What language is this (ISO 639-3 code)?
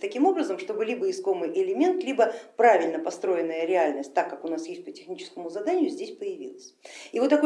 rus